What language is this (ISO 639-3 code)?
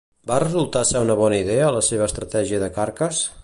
cat